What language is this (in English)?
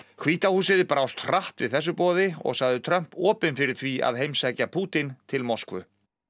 Icelandic